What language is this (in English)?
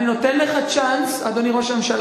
Hebrew